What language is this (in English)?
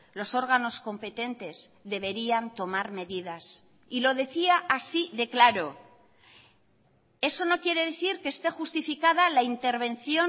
Spanish